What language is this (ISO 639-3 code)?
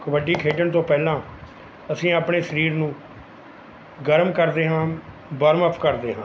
pan